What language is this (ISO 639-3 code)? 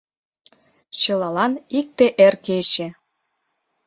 chm